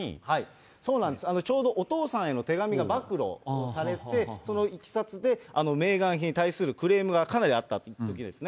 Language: Japanese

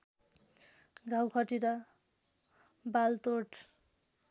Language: Nepali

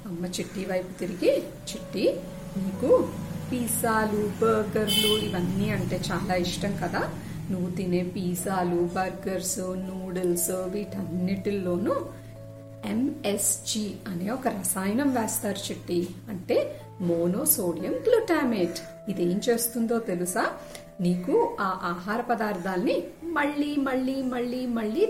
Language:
Telugu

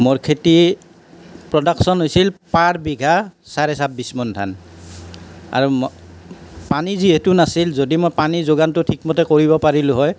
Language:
Assamese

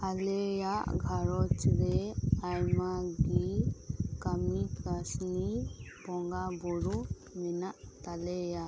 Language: Santali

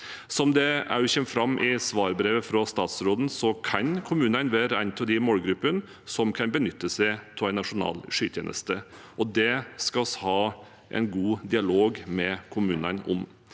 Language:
Norwegian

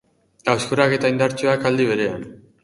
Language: Basque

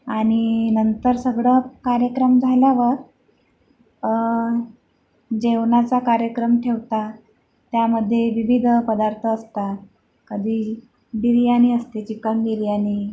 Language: Marathi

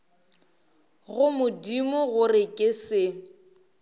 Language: Northern Sotho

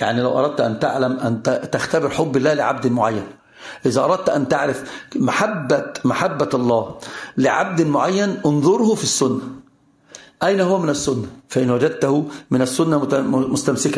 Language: Arabic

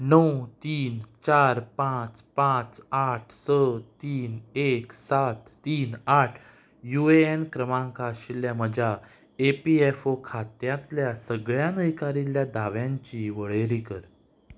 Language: Konkani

